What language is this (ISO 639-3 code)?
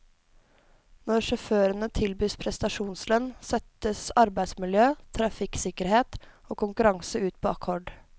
nor